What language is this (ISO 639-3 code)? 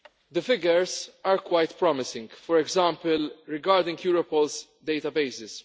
eng